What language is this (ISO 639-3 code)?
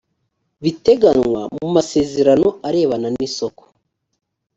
kin